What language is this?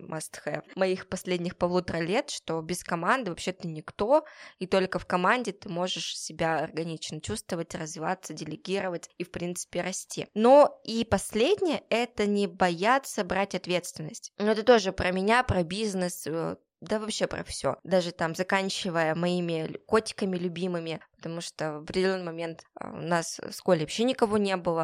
Russian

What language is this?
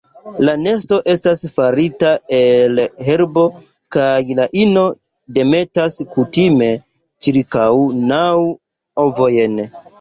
Esperanto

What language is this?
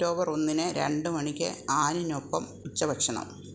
Malayalam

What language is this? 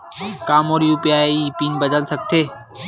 Chhattisgarhi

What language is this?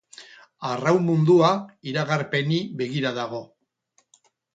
Basque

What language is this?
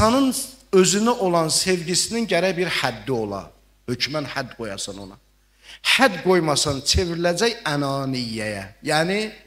Turkish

